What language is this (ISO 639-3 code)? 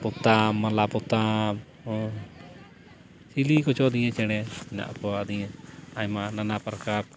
sat